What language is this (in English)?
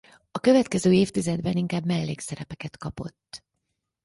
Hungarian